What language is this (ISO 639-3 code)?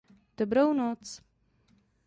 ces